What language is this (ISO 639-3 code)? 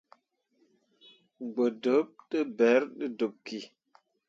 mua